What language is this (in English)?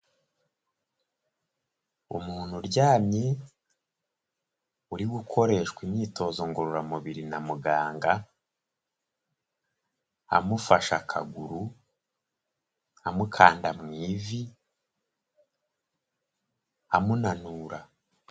Kinyarwanda